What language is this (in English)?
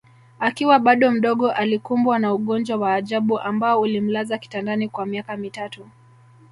Swahili